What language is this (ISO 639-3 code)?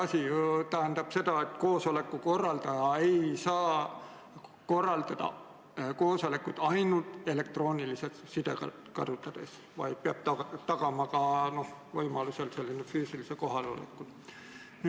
est